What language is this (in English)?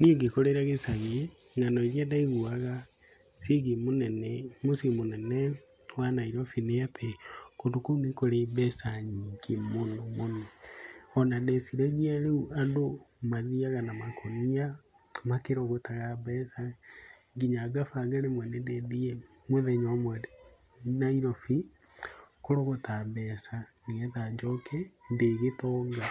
Kikuyu